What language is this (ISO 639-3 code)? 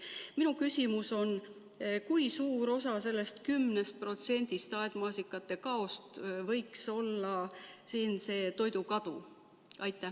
est